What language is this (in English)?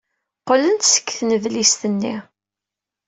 Kabyle